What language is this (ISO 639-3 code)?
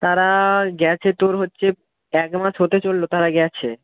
ben